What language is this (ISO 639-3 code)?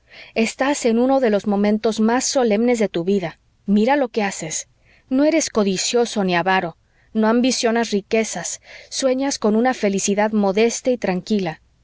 spa